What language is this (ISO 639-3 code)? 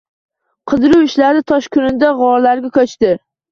uzb